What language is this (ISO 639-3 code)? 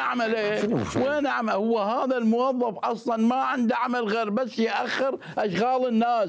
ara